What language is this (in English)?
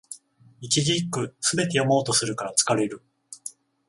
Japanese